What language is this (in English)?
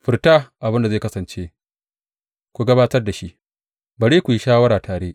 Hausa